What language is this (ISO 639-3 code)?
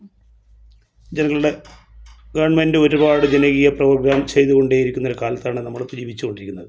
mal